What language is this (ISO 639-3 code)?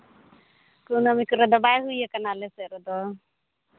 sat